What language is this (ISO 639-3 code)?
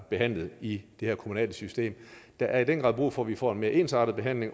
dan